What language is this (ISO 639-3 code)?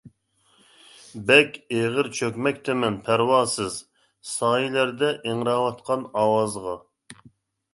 uig